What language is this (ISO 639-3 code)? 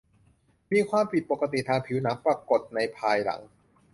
tha